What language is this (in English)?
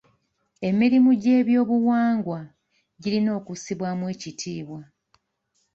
Ganda